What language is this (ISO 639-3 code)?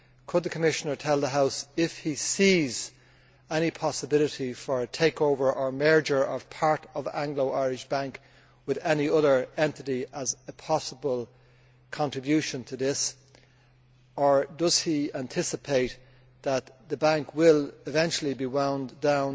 eng